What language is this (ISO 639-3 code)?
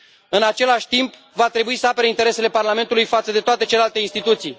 ron